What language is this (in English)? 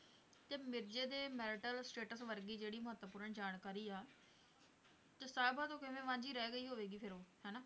Punjabi